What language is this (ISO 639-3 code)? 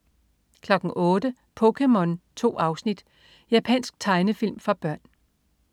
dan